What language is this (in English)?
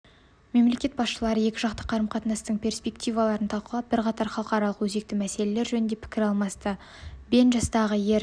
Kazakh